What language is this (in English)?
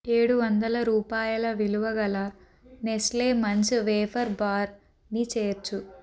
Telugu